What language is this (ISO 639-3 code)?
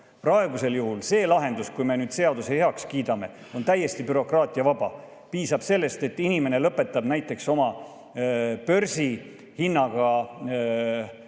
est